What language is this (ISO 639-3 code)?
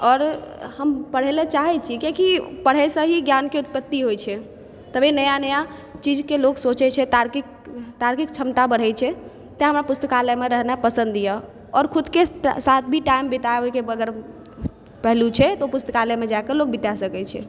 mai